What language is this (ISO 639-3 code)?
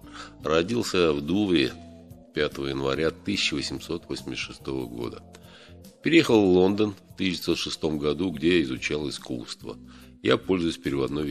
rus